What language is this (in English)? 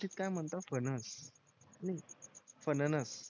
Marathi